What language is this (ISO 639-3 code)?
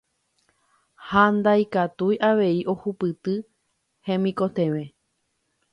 grn